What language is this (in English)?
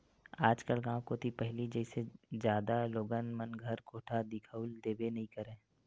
Chhattisgarhi